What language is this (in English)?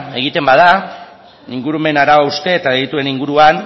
Basque